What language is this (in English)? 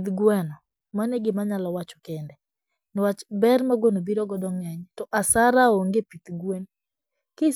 Luo (Kenya and Tanzania)